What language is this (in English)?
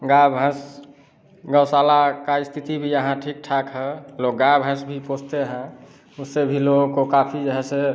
Hindi